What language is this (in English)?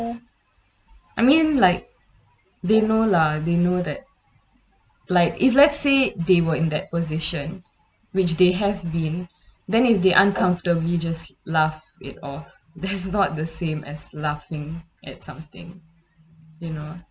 English